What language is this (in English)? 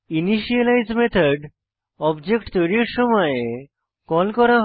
Bangla